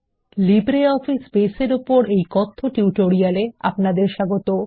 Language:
Bangla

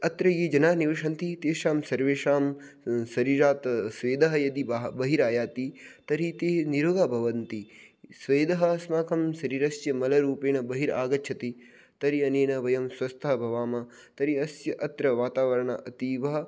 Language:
Sanskrit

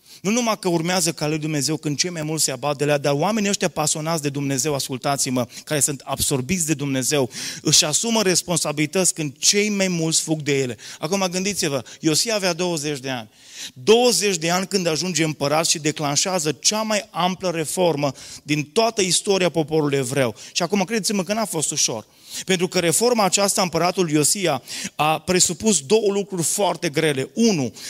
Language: Romanian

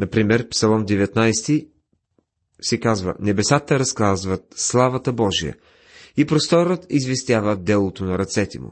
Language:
Bulgarian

